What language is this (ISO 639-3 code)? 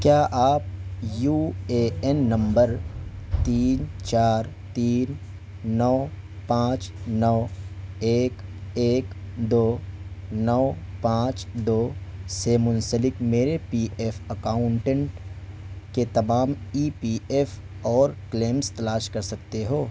urd